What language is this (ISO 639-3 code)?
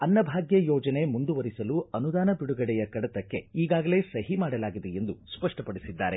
kan